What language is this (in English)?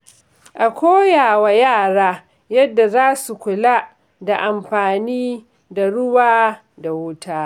Hausa